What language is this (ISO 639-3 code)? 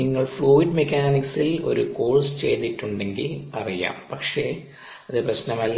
mal